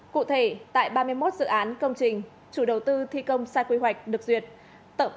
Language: Vietnamese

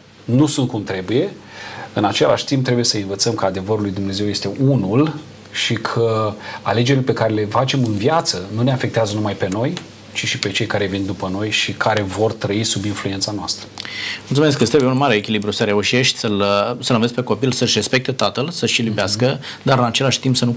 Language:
Romanian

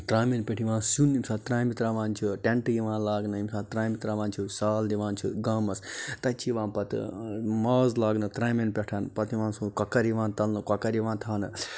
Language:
Kashmiri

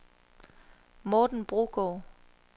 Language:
Danish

